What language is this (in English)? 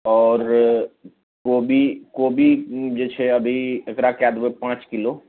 Maithili